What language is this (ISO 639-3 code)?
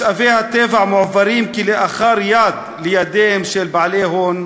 heb